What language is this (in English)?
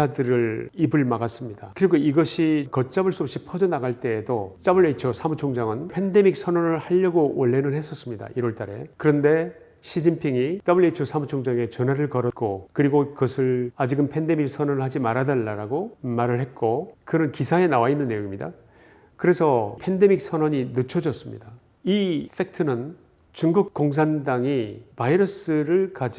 Korean